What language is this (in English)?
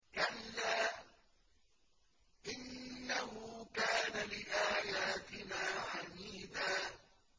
Arabic